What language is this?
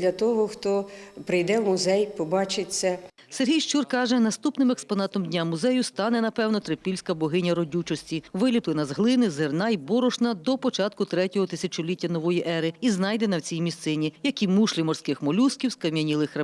Ukrainian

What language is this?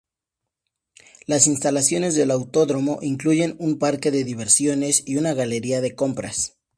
Spanish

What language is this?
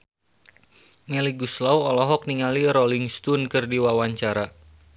Sundanese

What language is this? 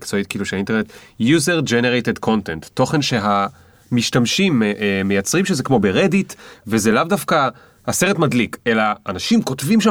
Hebrew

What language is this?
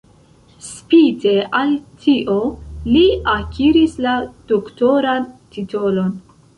Esperanto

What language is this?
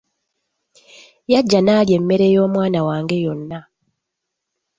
Ganda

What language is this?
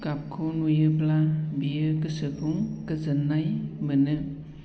Bodo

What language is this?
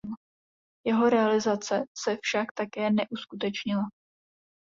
Czech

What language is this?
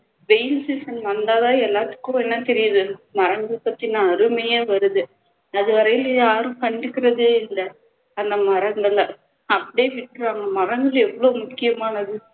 Tamil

